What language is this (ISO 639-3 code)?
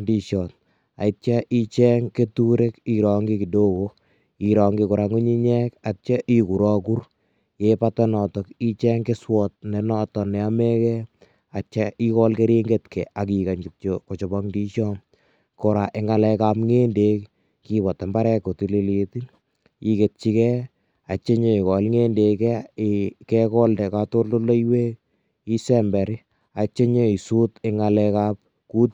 kln